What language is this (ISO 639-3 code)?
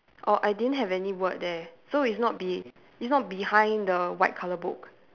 eng